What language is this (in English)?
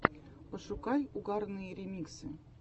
Russian